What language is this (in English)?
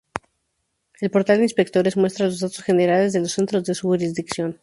Spanish